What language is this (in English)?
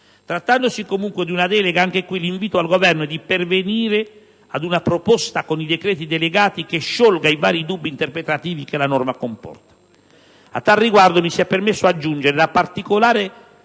Italian